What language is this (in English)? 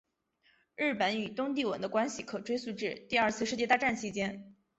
Chinese